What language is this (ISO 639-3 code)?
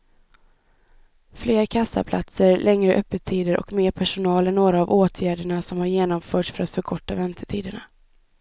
swe